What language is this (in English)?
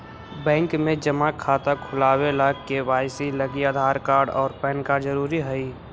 Magahi